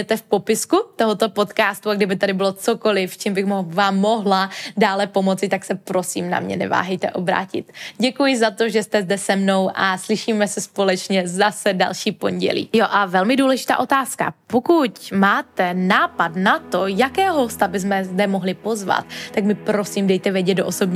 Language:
Czech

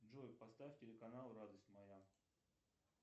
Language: Russian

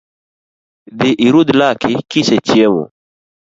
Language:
Luo (Kenya and Tanzania)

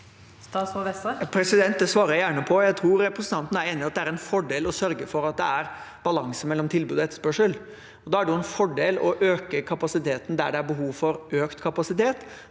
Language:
Norwegian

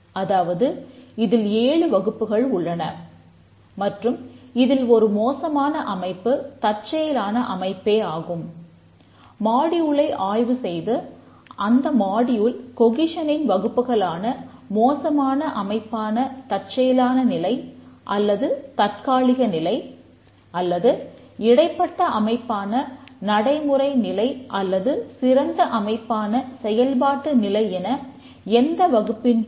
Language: Tamil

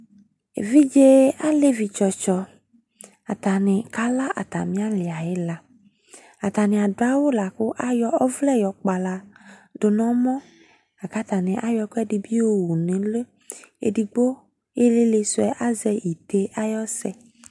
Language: Ikposo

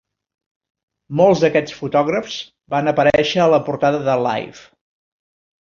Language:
Catalan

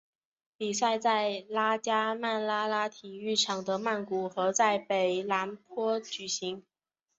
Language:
Chinese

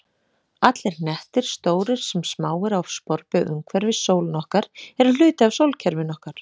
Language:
Icelandic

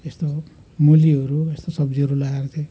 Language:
Nepali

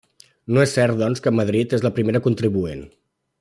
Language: Catalan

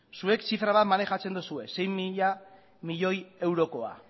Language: Basque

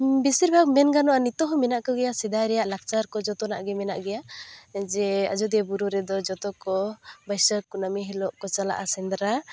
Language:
Santali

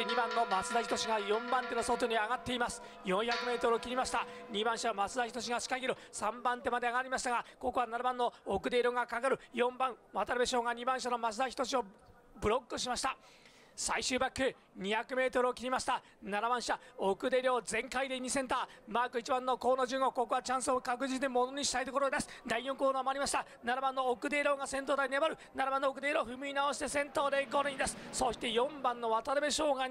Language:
Japanese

